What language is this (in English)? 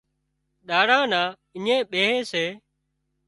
Wadiyara Koli